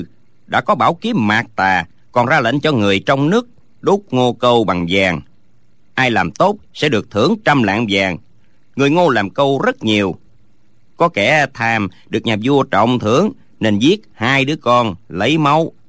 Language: Vietnamese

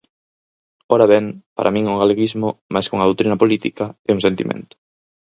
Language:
Galician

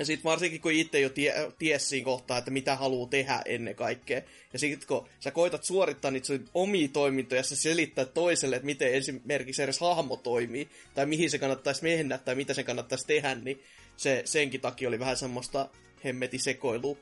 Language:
Finnish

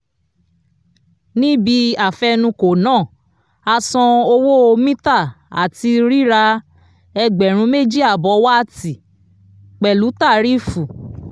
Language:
Yoruba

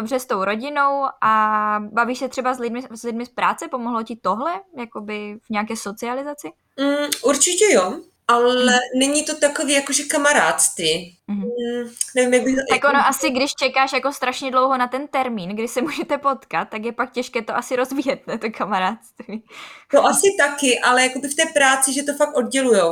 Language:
Czech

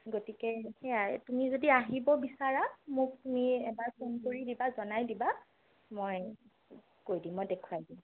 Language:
Assamese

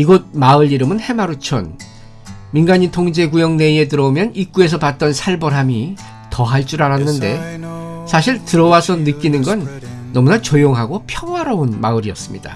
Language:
Korean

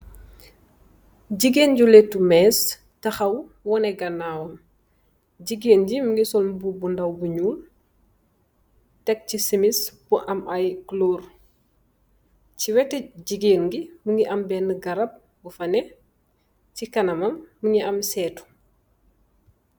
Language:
Wolof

